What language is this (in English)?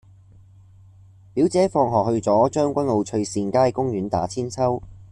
Cantonese